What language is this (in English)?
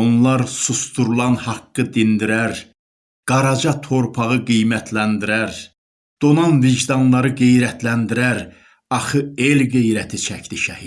Turkish